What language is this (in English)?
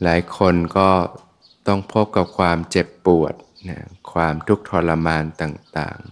Thai